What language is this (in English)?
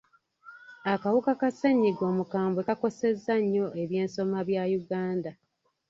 Ganda